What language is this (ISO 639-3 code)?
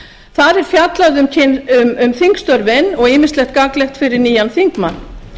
isl